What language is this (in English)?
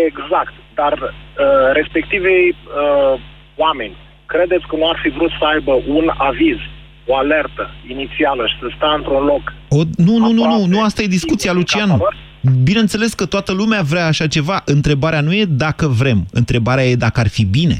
Romanian